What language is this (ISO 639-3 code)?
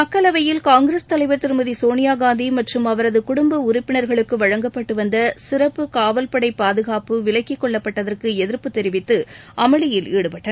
tam